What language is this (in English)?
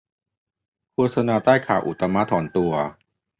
Thai